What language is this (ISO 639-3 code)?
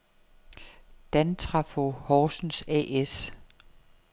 dan